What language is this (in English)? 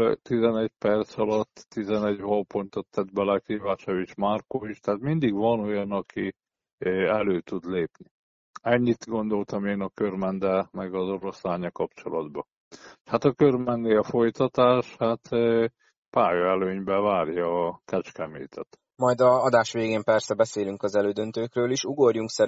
Hungarian